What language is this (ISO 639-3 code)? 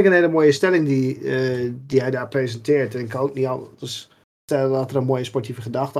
nld